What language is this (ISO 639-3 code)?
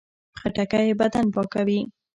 pus